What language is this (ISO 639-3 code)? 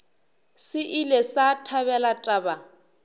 nso